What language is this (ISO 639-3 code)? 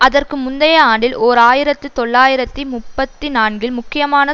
tam